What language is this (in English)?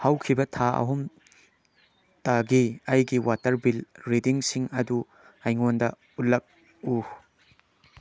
Manipuri